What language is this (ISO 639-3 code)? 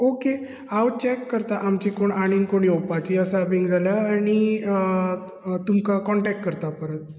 kok